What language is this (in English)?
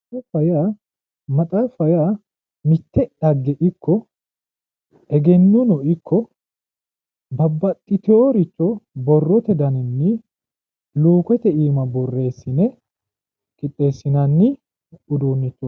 Sidamo